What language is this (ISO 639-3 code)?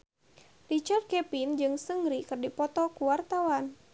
sun